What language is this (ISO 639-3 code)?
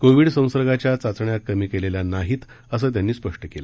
mar